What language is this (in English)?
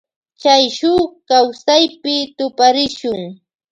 Loja Highland Quichua